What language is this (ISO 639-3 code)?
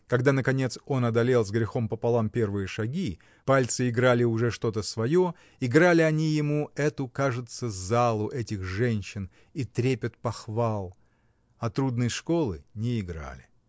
rus